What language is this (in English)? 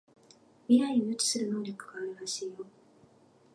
Japanese